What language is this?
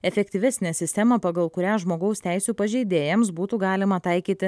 Lithuanian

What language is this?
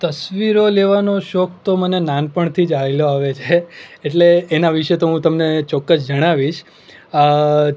Gujarati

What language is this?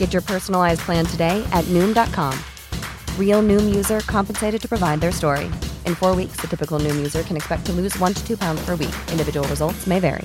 Filipino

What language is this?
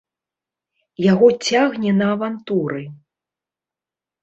Belarusian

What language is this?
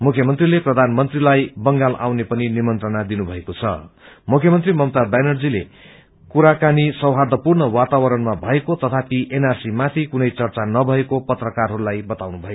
Nepali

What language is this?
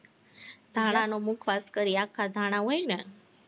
Gujarati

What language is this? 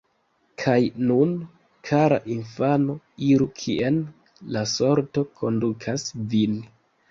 Esperanto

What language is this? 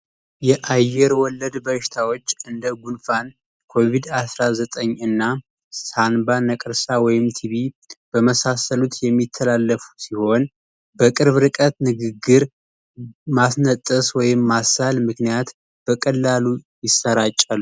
Amharic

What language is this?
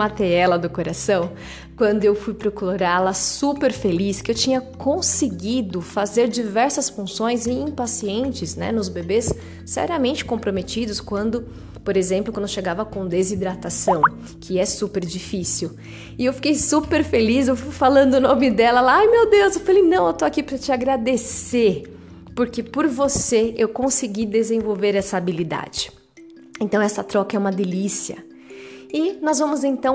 Portuguese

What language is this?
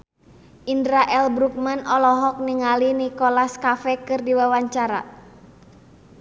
Sundanese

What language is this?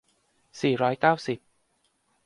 Thai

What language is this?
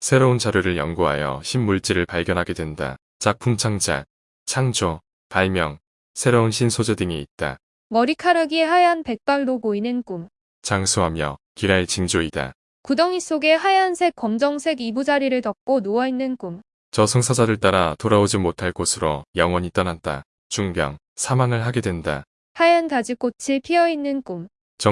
Korean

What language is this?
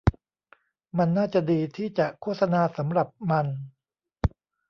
Thai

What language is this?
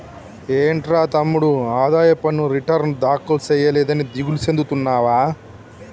Telugu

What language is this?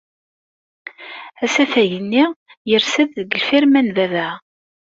Kabyle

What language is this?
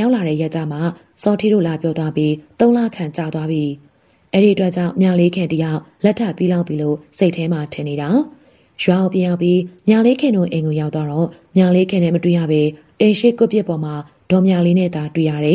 Thai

